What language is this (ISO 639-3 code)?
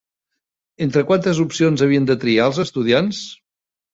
cat